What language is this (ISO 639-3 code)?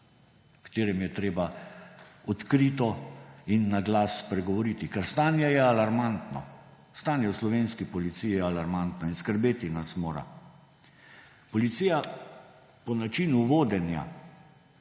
slv